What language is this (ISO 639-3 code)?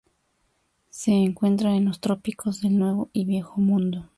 spa